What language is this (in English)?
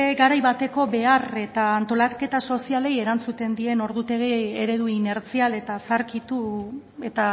Basque